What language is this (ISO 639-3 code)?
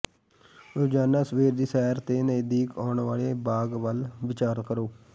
pan